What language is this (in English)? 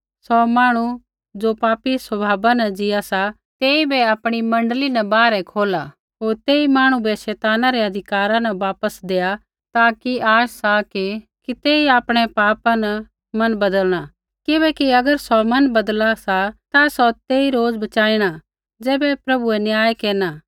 Kullu Pahari